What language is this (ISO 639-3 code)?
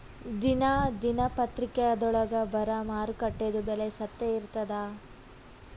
kan